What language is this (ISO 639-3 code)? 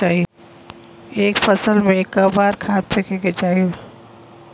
bho